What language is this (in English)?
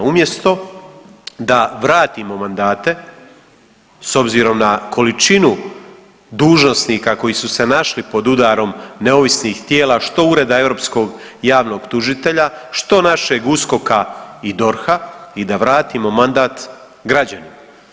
Croatian